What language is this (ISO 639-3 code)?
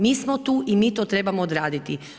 hrv